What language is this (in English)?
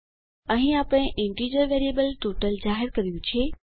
Gujarati